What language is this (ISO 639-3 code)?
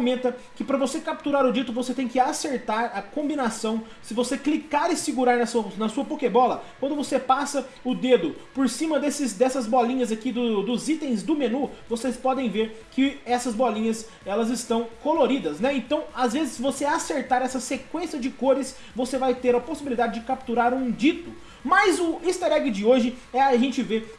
por